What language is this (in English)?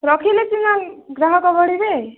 Odia